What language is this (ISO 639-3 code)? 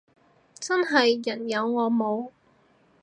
yue